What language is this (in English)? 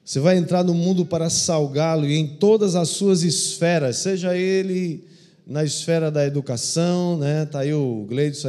Portuguese